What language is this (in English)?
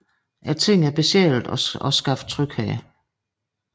Danish